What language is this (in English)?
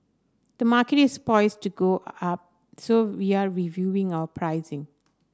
English